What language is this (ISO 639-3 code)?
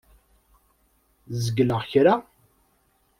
kab